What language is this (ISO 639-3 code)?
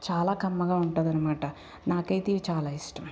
tel